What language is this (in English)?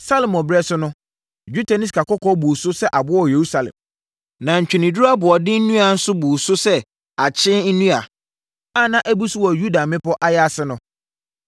Akan